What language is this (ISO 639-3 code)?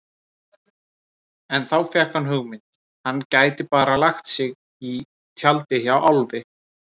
isl